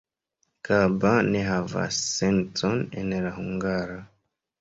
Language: Esperanto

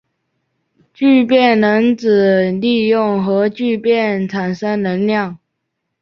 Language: Chinese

